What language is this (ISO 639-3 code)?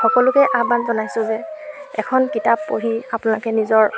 asm